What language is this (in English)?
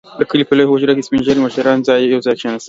Pashto